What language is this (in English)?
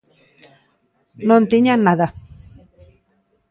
Galician